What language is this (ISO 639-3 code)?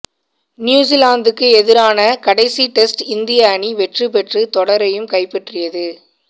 tam